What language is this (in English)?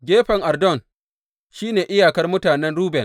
Hausa